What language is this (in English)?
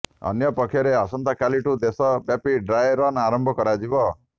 Odia